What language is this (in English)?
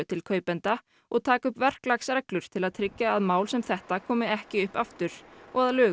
Icelandic